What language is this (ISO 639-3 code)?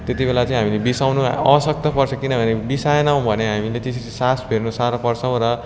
nep